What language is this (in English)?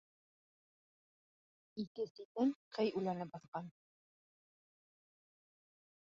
Bashkir